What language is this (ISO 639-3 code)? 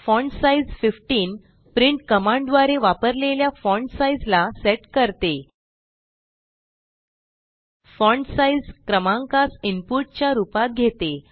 mar